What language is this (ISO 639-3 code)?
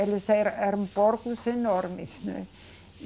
por